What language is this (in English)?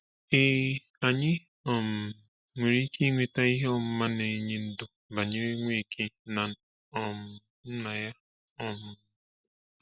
Igbo